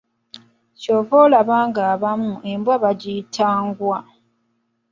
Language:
Ganda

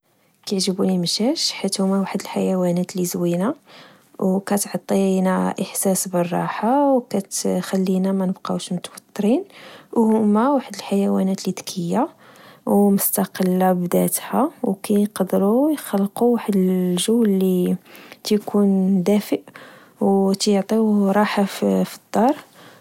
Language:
Moroccan Arabic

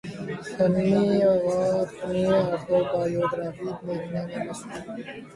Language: Urdu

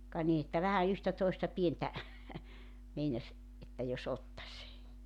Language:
Finnish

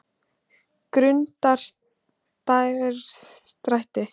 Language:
Icelandic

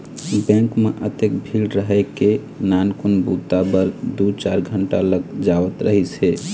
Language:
Chhattisgarhi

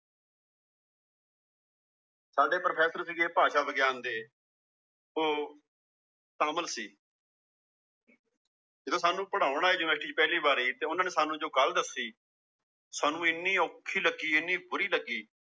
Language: Punjabi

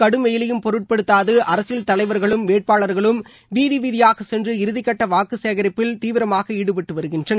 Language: Tamil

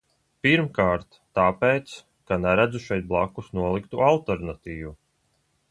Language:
Latvian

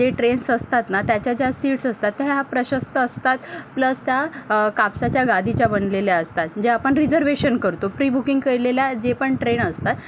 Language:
Marathi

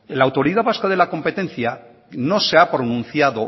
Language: Spanish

